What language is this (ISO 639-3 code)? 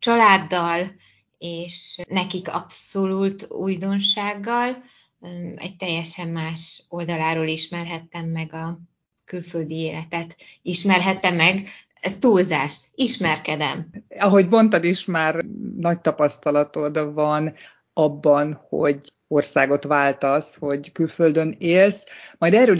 hun